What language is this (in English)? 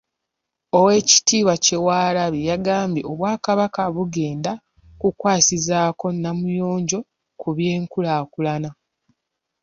Ganda